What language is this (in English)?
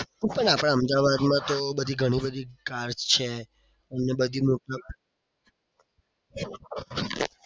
Gujarati